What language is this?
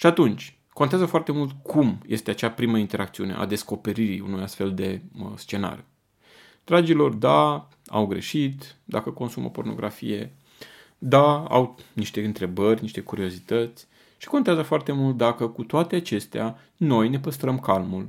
Romanian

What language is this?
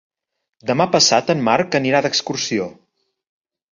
Catalan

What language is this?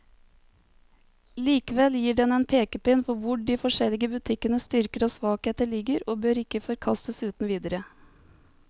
Norwegian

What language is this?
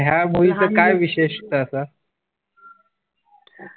Marathi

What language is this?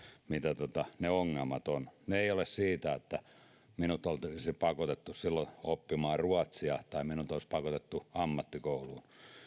Finnish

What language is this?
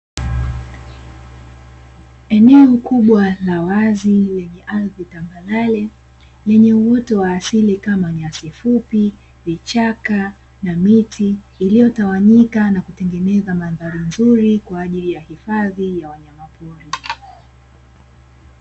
Swahili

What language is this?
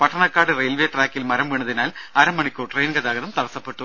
Malayalam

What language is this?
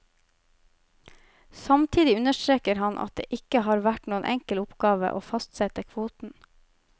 Norwegian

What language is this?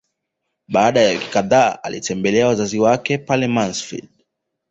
Swahili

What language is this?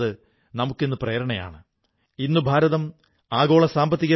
Malayalam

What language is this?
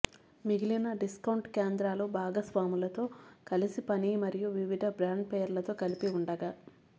Telugu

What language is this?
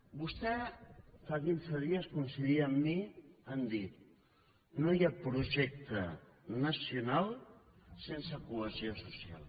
Catalan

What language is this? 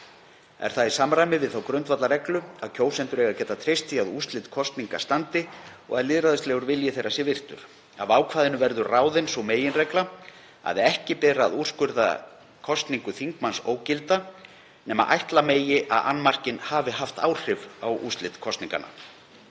Icelandic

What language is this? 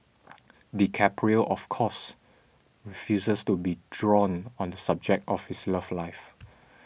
English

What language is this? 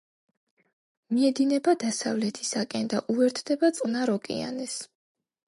Georgian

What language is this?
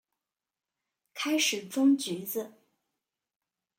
Chinese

